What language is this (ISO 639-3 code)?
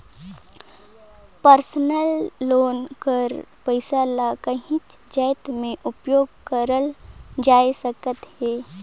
hne